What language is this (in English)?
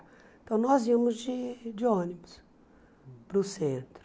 Portuguese